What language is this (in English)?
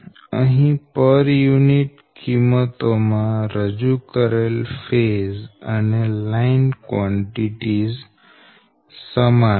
Gujarati